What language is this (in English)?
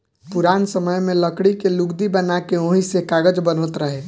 Bhojpuri